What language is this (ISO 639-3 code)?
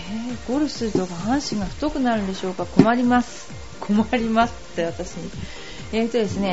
jpn